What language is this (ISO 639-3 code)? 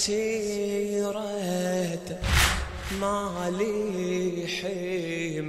ara